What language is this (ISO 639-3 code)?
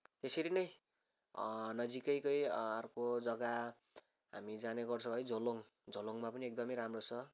nep